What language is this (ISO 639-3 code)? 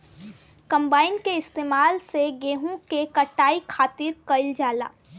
bho